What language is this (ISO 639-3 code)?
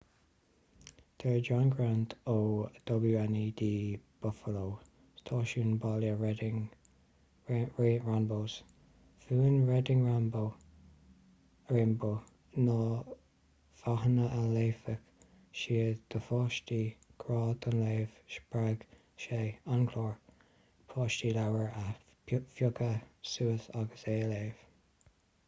gle